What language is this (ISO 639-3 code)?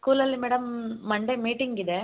kan